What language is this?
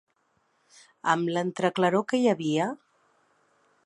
Catalan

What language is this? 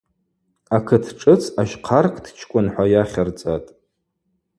Abaza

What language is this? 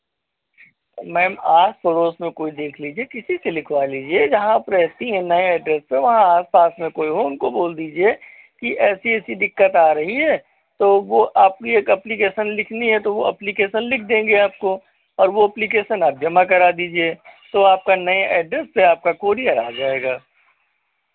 Hindi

